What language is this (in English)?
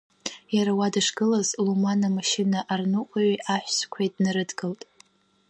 Abkhazian